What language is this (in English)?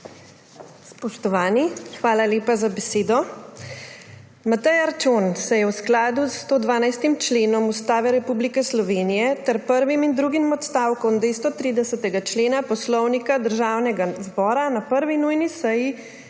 Slovenian